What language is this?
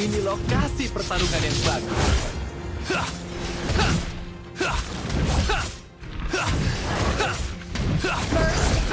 Indonesian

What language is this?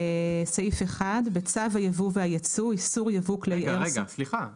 Hebrew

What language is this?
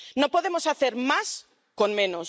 Spanish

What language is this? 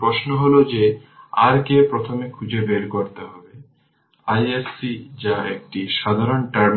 Bangla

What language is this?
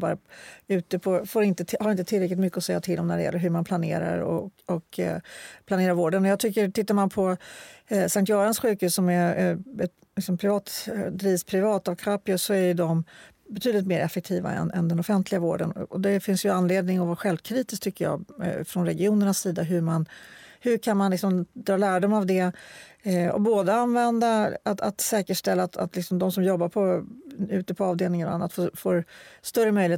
Swedish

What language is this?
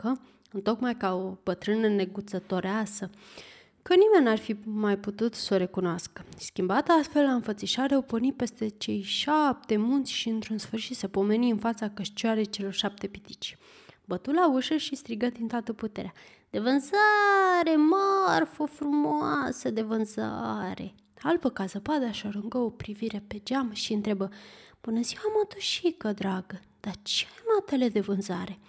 Romanian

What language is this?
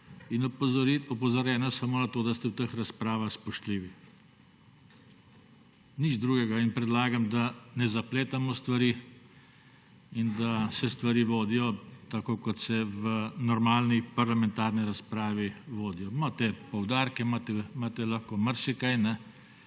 Slovenian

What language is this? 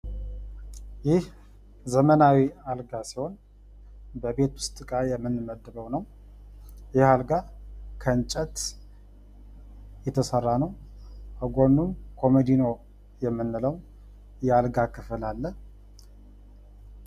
Amharic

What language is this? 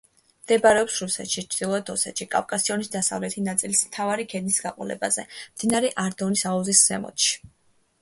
Georgian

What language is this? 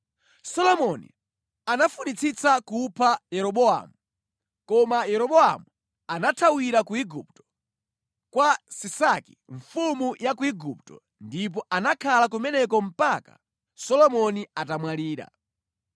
Nyanja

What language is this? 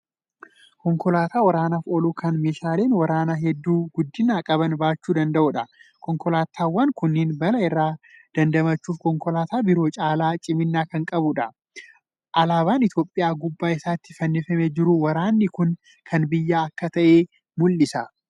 Oromo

